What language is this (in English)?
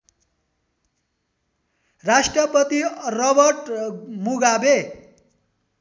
Nepali